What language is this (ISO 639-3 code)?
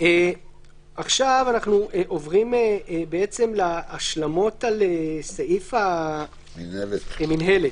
heb